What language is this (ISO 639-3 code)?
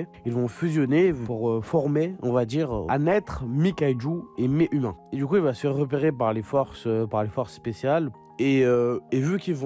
fra